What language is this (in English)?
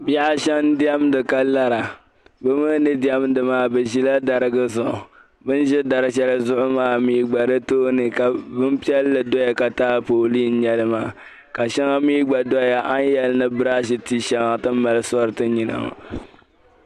Dagbani